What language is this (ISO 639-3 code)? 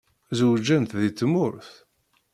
kab